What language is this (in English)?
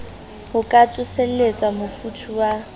Southern Sotho